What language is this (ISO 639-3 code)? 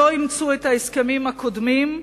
heb